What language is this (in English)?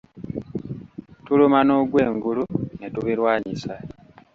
Ganda